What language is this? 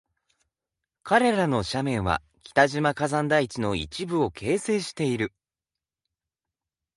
Japanese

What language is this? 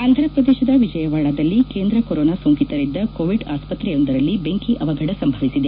Kannada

